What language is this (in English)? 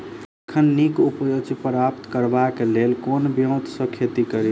Maithili